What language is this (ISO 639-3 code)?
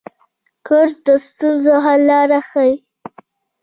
pus